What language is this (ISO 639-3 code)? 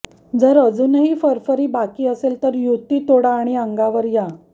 mar